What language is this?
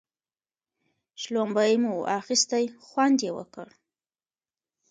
Pashto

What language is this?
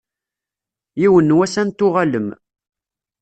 Kabyle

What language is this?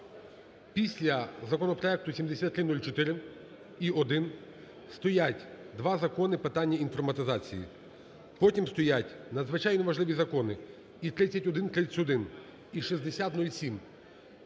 Ukrainian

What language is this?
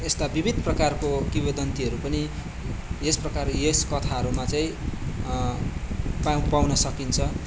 Nepali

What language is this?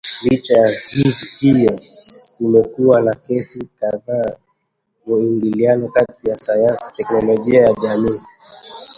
Swahili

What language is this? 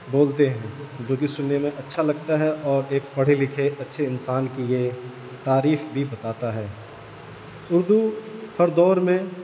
Urdu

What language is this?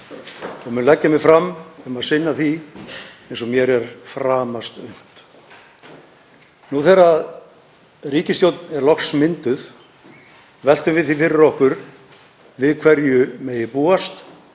Icelandic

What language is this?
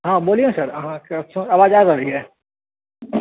Maithili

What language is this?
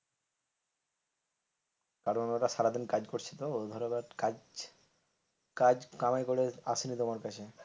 Bangla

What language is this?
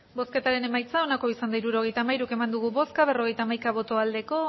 Basque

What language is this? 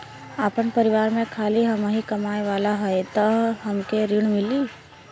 Bhojpuri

